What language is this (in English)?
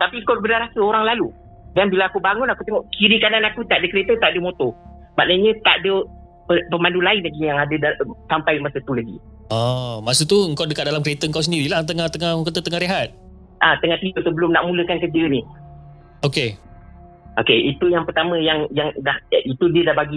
Malay